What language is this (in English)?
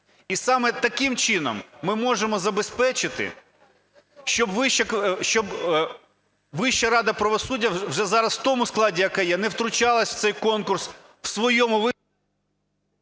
Ukrainian